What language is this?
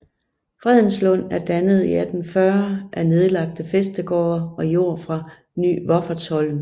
Danish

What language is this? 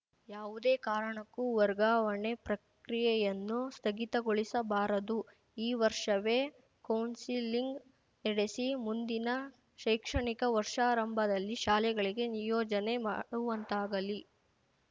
Kannada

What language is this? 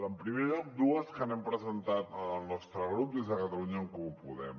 Catalan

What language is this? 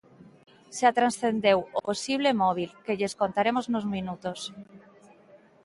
Galician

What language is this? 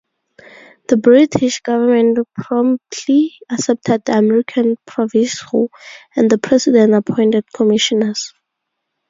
English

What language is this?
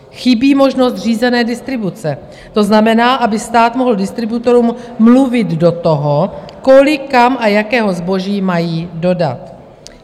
Czech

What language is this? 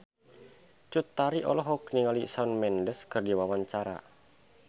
Sundanese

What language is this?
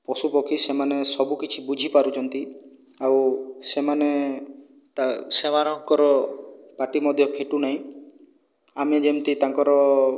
Odia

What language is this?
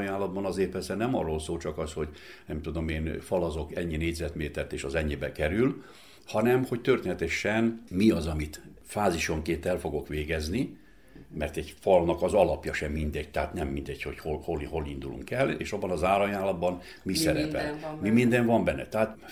Hungarian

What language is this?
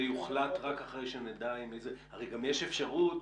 Hebrew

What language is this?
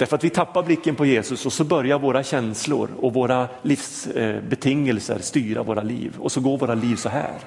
Swedish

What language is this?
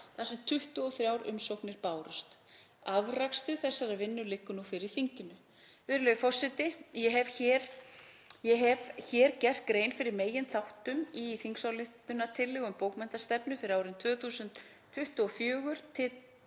Icelandic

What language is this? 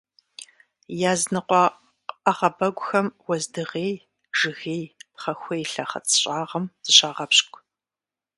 Kabardian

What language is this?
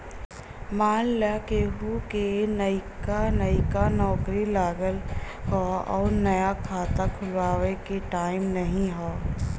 Bhojpuri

